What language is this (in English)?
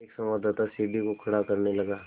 Hindi